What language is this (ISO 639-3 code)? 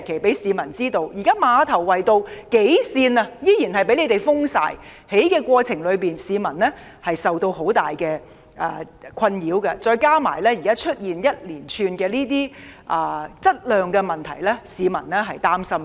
yue